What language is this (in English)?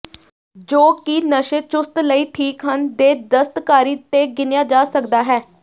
Punjabi